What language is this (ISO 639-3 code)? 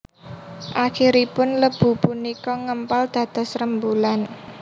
jav